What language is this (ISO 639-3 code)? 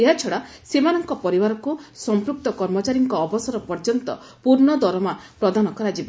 ori